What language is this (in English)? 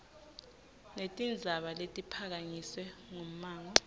Swati